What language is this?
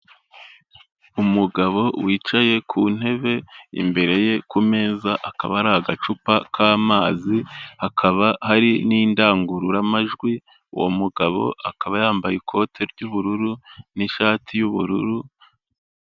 Kinyarwanda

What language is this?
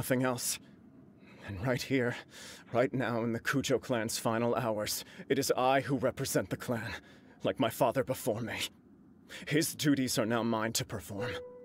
English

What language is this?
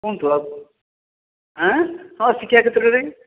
Odia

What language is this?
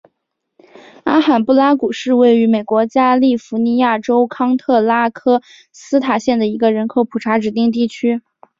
Chinese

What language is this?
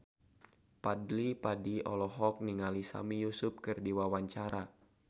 Sundanese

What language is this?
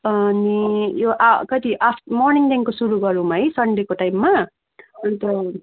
Nepali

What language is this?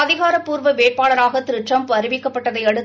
Tamil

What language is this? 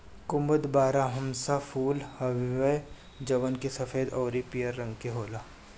Bhojpuri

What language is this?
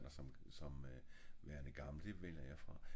Danish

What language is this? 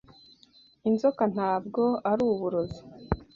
Kinyarwanda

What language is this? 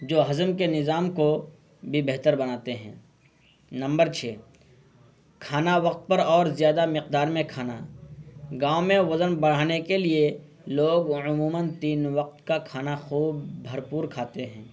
Urdu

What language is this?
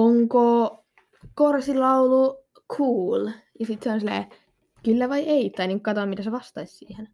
Finnish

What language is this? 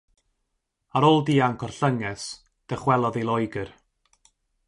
Welsh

